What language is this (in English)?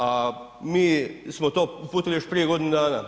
Croatian